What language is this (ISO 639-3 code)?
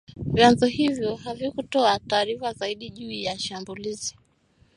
swa